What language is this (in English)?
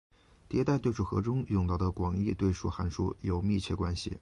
Chinese